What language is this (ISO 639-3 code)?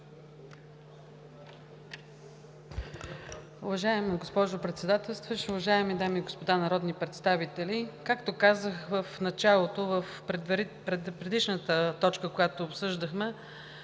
bul